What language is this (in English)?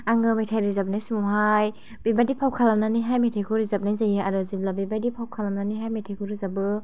Bodo